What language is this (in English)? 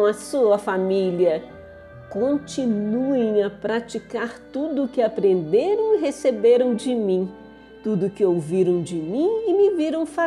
Portuguese